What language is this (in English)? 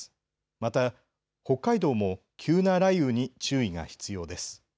Japanese